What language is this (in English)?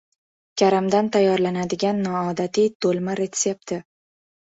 Uzbek